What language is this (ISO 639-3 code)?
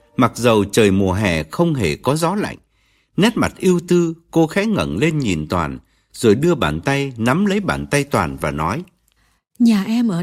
vie